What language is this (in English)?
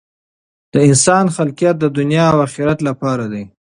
Pashto